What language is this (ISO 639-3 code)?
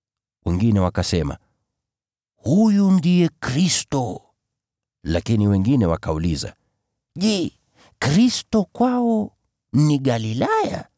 swa